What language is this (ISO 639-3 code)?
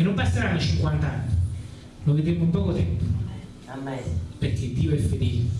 ita